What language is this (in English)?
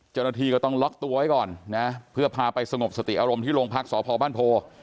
Thai